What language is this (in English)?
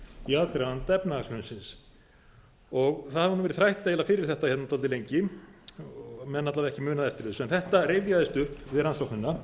Icelandic